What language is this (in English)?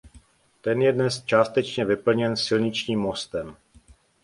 Czech